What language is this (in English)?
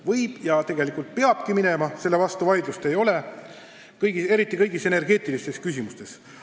Estonian